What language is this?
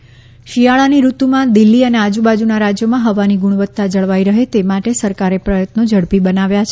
Gujarati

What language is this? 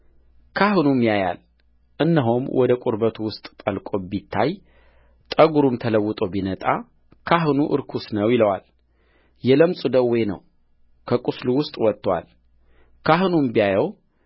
Amharic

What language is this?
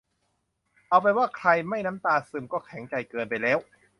Thai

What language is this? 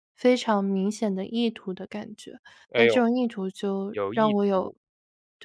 Chinese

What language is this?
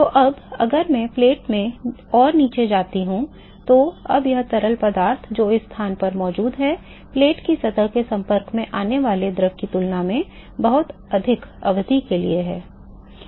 Hindi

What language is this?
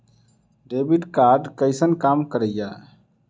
Maithili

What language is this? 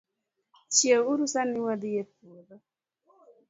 Luo (Kenya and Tanzania)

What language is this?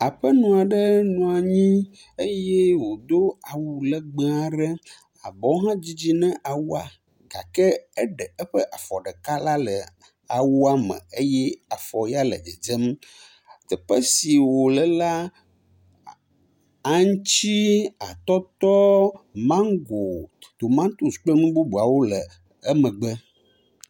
Ewe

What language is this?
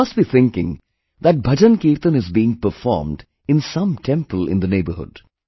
English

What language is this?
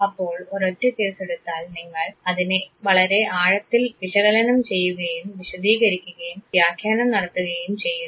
Malayalam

